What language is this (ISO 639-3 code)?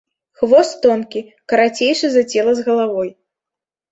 bel